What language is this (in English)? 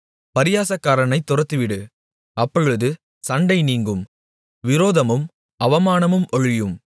Tamil